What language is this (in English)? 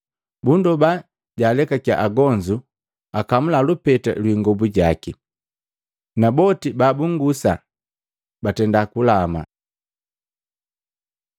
Matengo